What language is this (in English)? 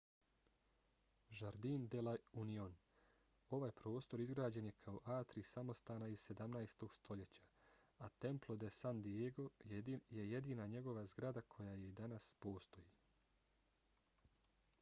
Bosnian